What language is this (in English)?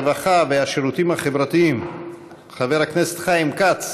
Hebrew